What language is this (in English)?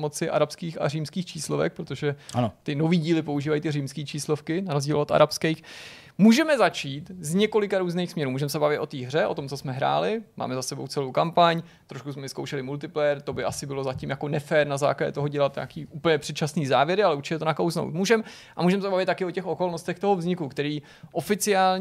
Czech